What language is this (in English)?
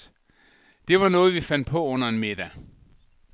Danish